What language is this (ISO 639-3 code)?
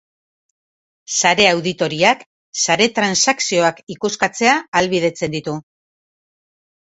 eus